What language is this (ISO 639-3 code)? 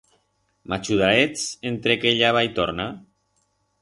arg